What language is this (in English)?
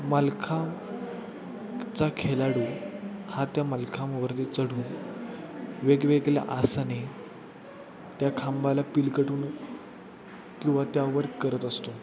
Marathi